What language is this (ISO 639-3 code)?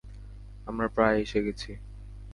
ben